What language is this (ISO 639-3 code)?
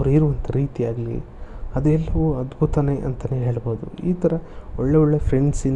kan